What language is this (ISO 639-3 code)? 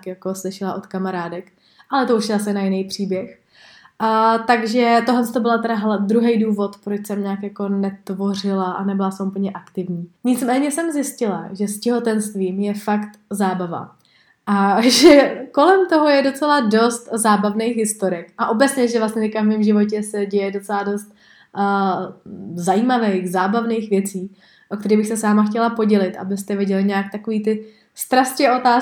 ces